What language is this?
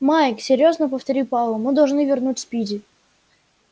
Russian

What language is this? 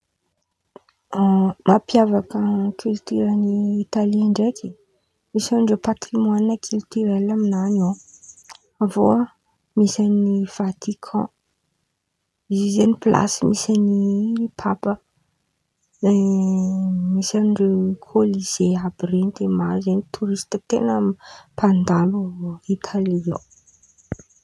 Antankarana Malagasy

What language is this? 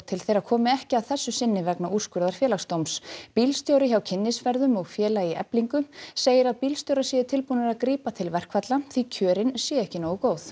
Icelandic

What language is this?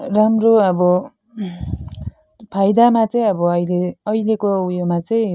Nepali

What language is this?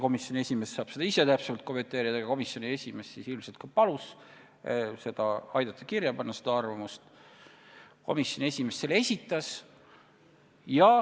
Estonian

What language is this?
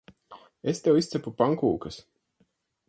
Latvian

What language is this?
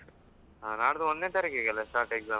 Kannada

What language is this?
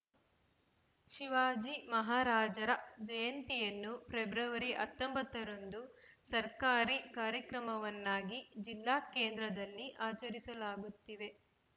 Kannada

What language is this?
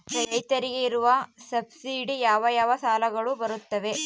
Kannada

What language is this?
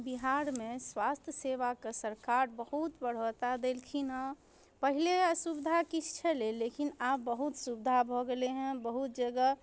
Maithili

